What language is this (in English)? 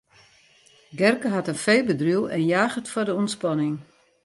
Western Frisian